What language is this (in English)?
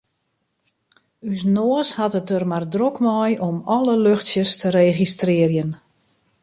Western Frisian